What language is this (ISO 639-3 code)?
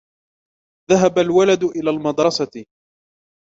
ara